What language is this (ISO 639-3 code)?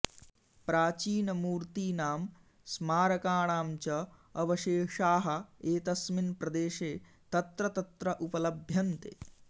san